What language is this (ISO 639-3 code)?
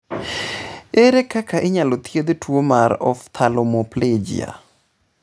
luo